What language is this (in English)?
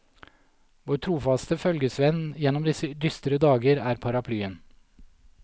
Norwegian